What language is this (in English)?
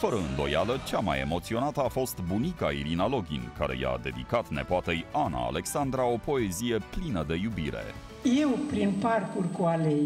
Romanian